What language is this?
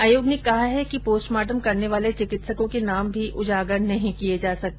Hindi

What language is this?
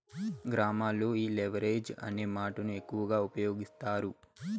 Telugu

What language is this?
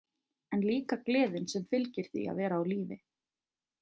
Icelandic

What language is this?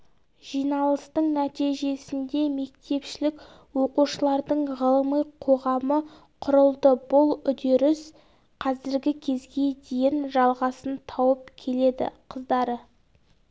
Kazakh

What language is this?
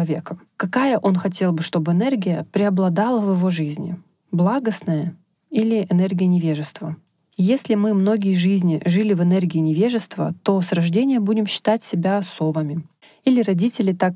Russian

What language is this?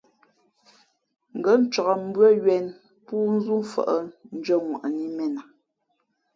Fe'fe'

